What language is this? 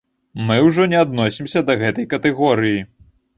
Belarusian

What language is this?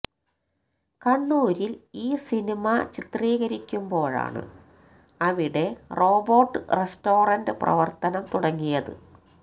Malayalam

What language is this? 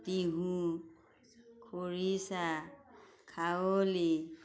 Assamese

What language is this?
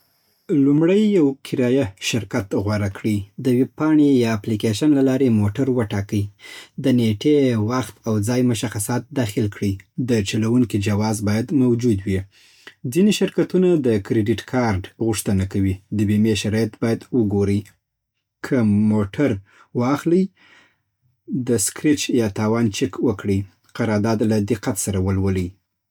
Southern Pashto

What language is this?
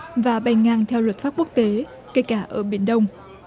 Vietnamese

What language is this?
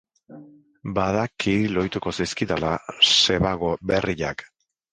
Basque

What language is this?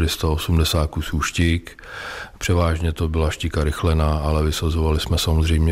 Czech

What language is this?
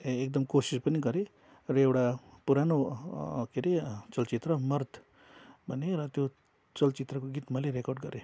Nepali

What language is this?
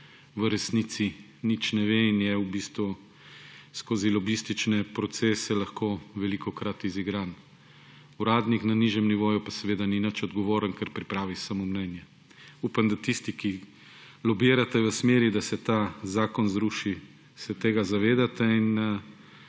Slovenian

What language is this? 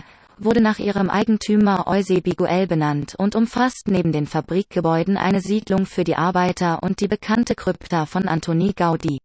German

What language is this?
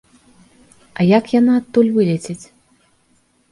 Belarusian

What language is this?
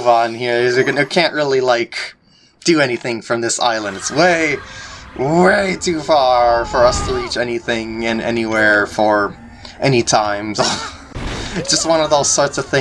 English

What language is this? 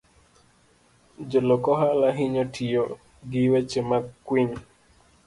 Luo (Kenya and Tanzania)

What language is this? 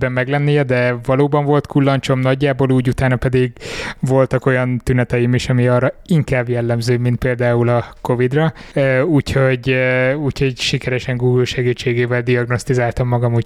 Hungarian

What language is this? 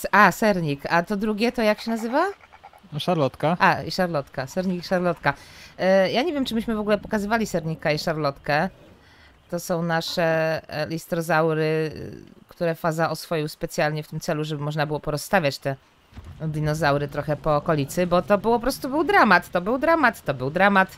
Polish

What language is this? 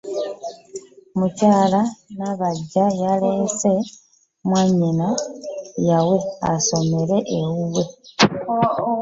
Ganda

